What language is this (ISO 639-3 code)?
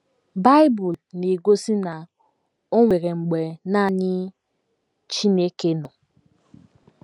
ibo